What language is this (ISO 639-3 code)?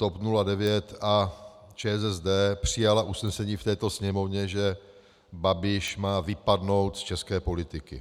ces